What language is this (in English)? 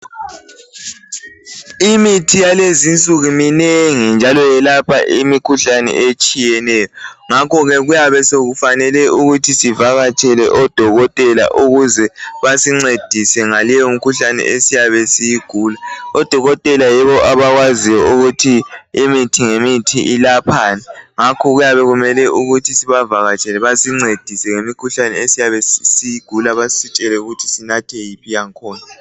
North Ndebele